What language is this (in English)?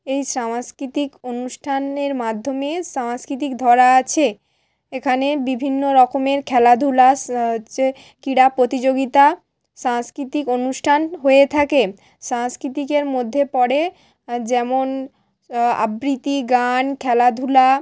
Bangla